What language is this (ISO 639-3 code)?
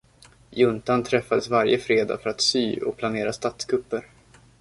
swe